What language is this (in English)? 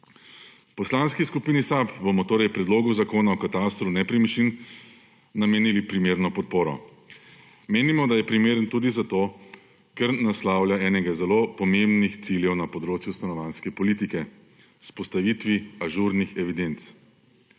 Slovenian